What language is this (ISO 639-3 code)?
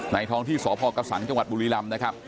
tha